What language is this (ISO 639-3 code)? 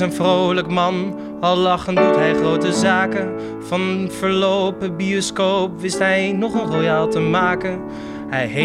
nld